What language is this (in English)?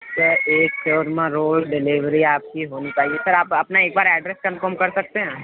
Urdu